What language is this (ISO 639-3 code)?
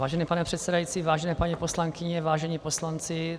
ces